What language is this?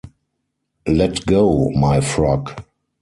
English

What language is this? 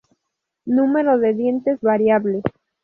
Spanish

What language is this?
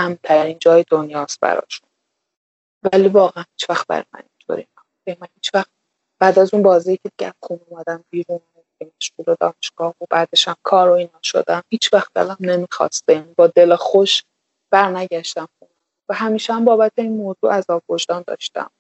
Persian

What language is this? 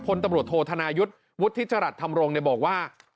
Thai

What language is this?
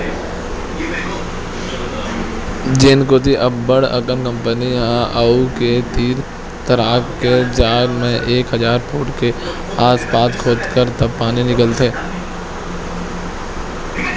Chhattisgarhi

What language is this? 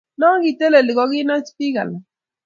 Kalenjin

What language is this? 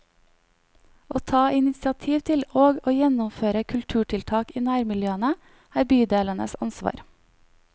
Norwegian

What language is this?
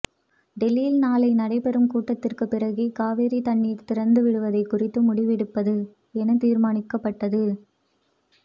Tamil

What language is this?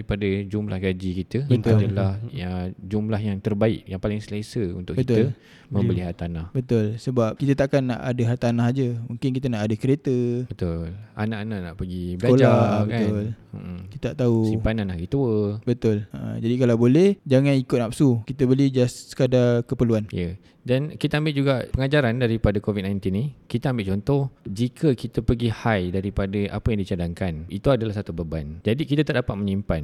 Malay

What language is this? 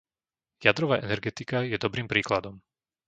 Slovak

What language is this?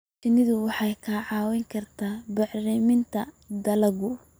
Somali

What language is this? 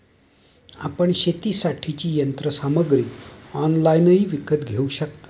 Marathi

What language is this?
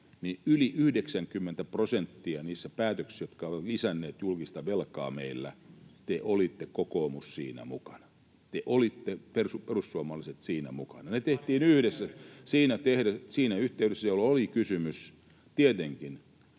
Finnish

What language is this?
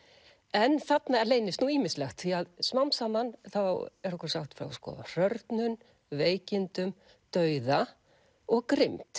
Icelandic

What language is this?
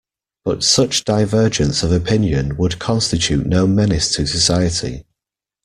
English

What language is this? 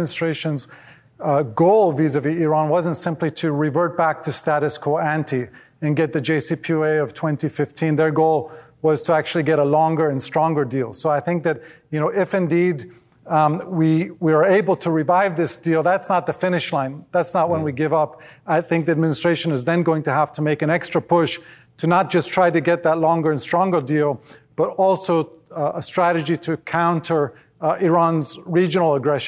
English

